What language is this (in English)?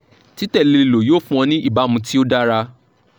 Yoruba